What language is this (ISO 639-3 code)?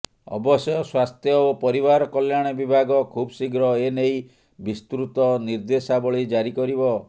ori